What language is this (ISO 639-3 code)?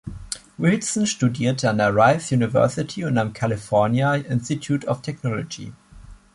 deu